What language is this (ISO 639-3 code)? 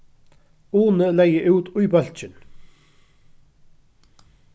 fao